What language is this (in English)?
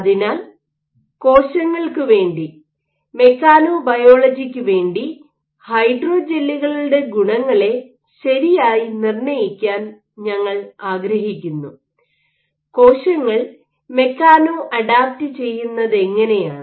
Malayalam